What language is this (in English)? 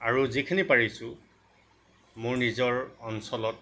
Assamese